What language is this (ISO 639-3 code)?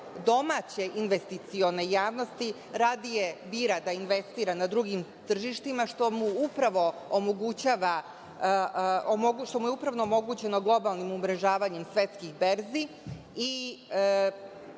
srp